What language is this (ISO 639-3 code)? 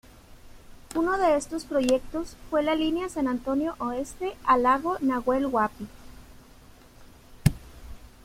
spa